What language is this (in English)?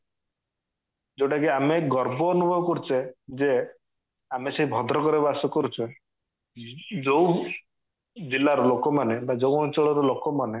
Odia